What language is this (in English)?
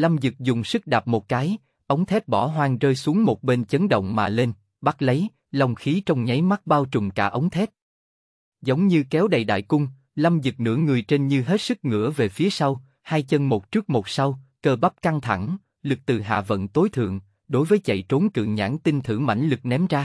Vietnamese